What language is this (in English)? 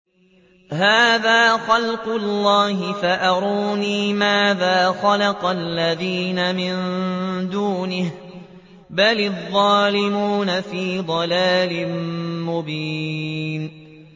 Arabic